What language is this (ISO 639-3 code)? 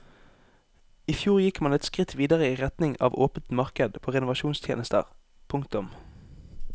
nor